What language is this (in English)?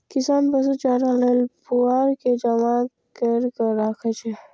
Maithili